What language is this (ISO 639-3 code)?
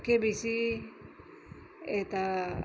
nep